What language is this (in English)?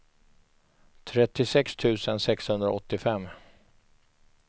Swedish